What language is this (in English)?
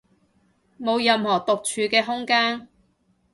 Cantonese